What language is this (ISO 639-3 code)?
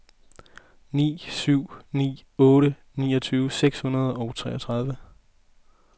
dan